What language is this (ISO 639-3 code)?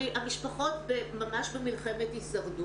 heb